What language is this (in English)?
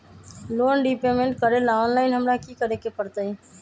Magahi